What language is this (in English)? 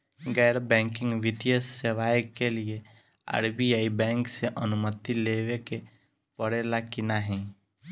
Bhojpuri